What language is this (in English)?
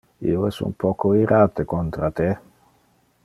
Interlingua